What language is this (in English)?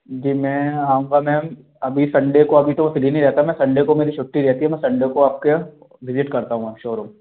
Hindi